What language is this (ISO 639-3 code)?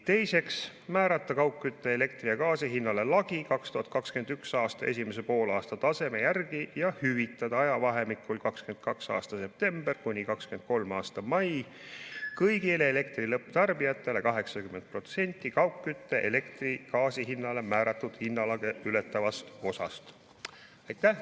est